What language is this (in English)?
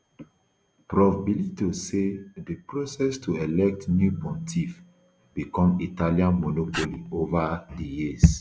Nigerian Pidgin